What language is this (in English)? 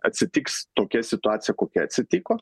Lithuanian